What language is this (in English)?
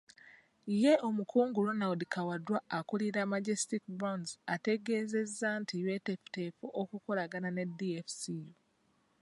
Ganda